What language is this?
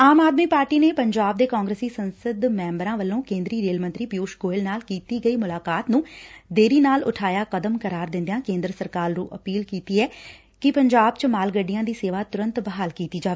Punjabi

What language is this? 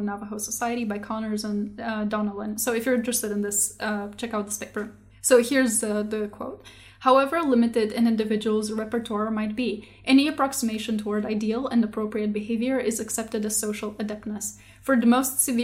English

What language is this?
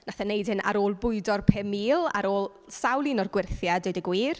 Welsh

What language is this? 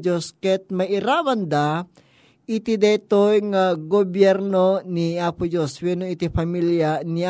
Filipino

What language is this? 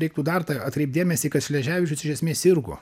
Lithuanian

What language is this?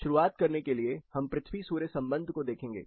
Hindi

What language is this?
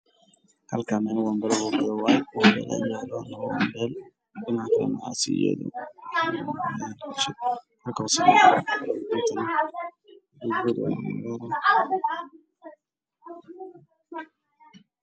Somali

